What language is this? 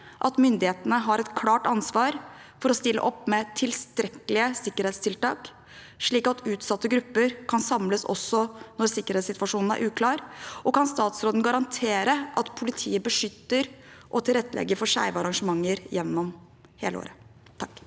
Norwegian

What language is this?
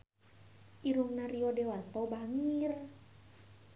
Sundanese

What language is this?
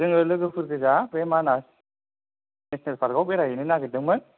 Bodo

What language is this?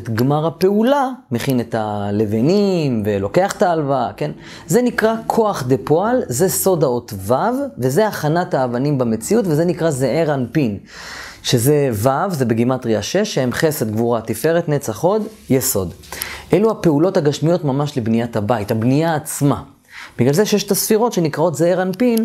Hebrew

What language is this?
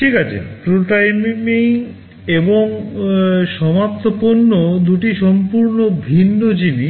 Bangla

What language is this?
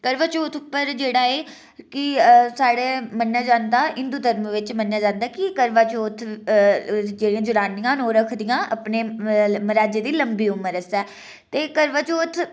Dogri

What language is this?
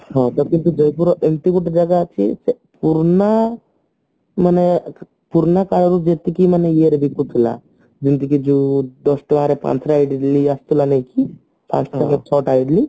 Odia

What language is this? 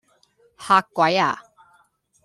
Cantonese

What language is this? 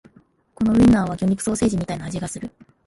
Japanese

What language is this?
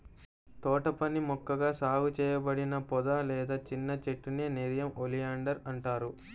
Telugu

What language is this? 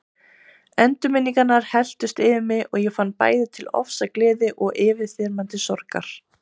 Icelandic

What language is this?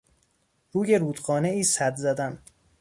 Persian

